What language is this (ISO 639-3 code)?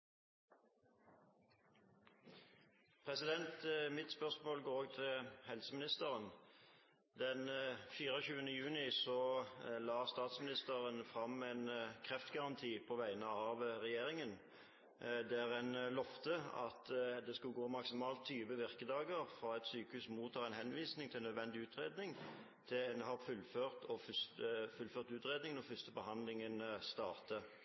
nor